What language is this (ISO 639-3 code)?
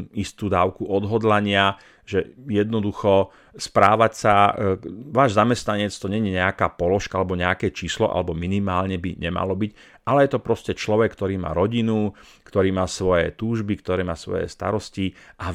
slk